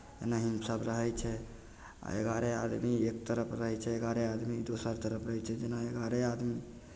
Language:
Maithili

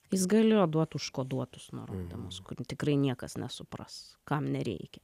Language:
Lithuanian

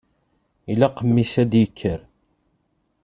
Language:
Kabyle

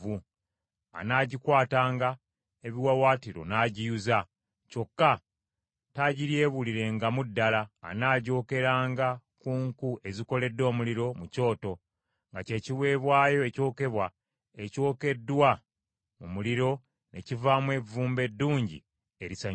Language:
Ganda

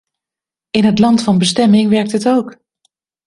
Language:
Dutch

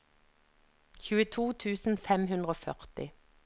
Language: Norwegian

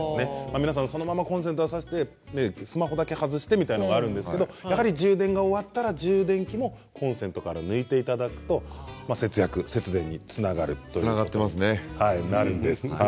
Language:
Japanese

